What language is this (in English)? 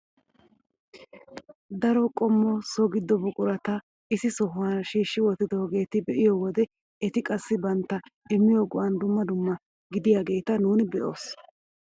Wolaytta